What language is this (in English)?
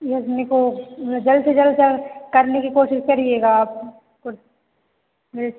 Hindi